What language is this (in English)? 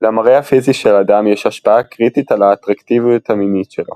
Hebrew